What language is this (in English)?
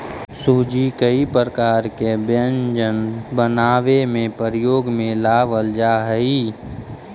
Magahi